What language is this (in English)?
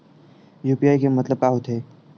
Chhattisgarhi